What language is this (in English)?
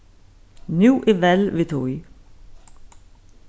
Faroese